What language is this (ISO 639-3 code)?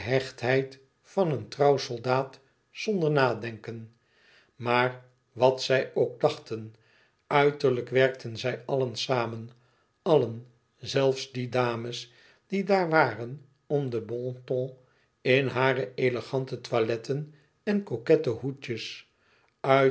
nld